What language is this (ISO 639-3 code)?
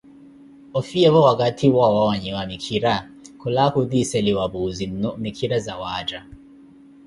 eko